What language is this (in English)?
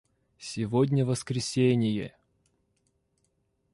Russian